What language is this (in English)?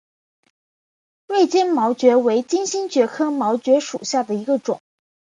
Chinese